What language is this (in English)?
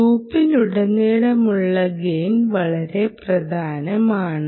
Malayalam